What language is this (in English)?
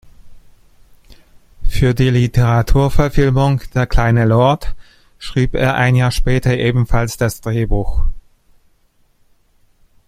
German